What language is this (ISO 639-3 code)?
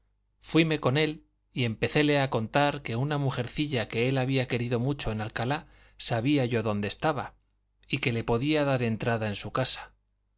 spa